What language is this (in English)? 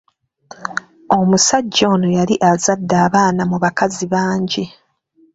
Ganda